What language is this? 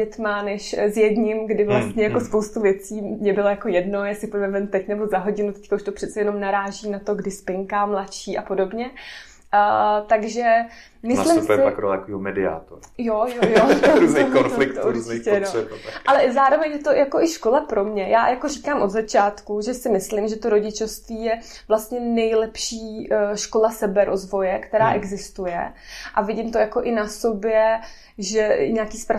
Czech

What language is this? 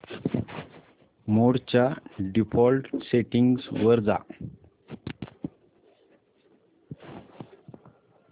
Marathi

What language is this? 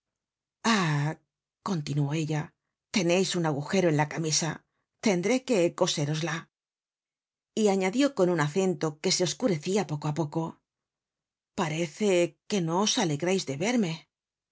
Spanish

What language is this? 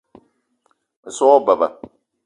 Eton (Cameroon)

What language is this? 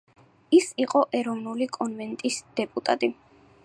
Georgian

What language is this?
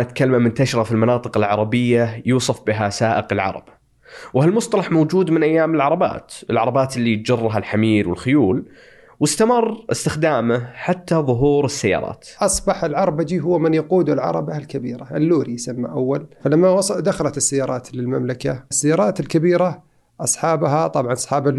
Arabic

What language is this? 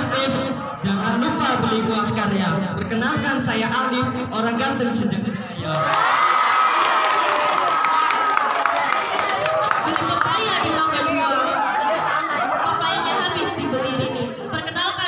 Indonesian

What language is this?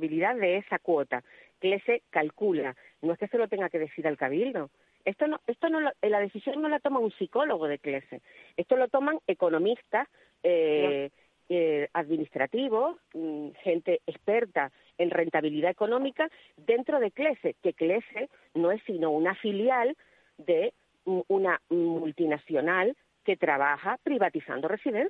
Spanish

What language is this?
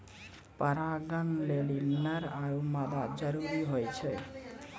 Maithili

